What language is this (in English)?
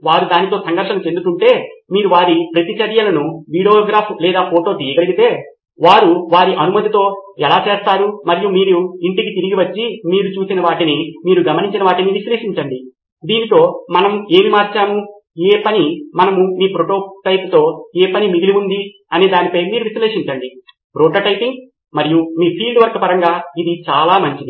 Telugu